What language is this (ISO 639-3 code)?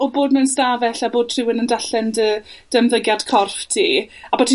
cym